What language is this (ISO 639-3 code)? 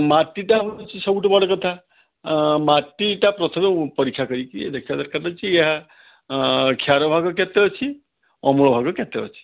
ori